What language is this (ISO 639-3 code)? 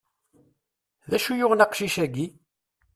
kab